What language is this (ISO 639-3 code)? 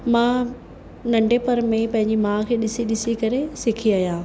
snd